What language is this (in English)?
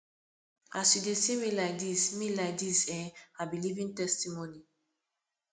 Nigerian Pidgin